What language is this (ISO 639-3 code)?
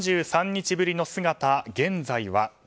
jpn